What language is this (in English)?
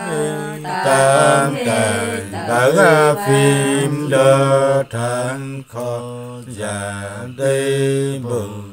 Vietnamese